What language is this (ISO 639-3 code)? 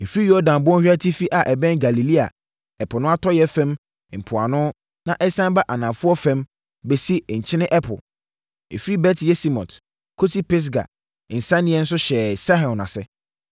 aka